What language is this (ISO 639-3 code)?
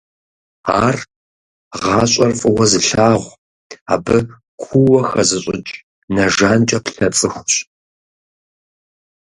kbd